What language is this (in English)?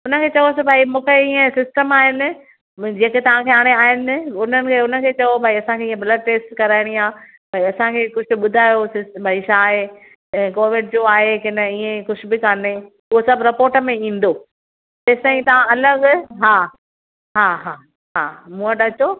Sindhi